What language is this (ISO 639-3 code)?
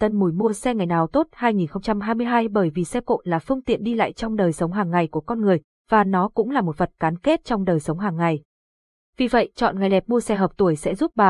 vie